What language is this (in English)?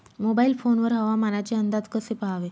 Marathi